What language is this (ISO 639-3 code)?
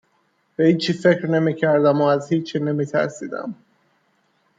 fas